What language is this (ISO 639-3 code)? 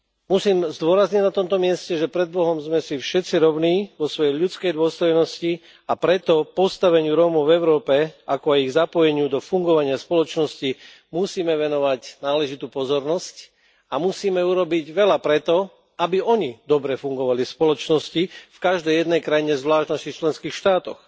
slk